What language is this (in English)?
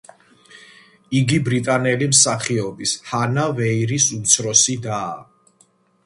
Georgian